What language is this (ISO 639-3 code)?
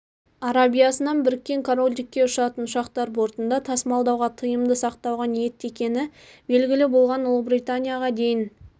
kaz